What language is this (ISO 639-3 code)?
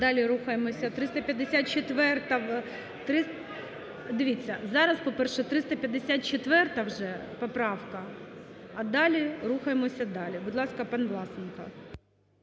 ukr